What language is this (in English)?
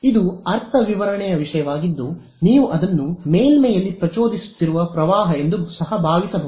Kannada